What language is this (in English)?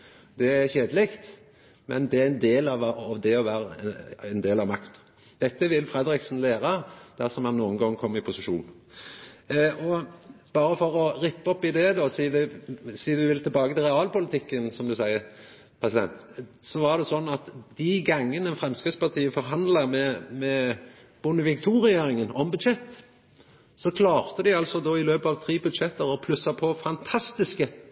Norwegian Nynorsk